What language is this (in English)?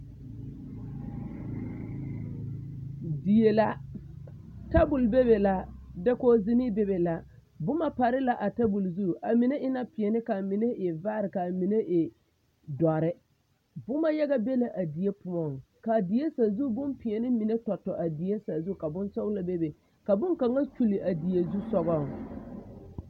Southern Dagaare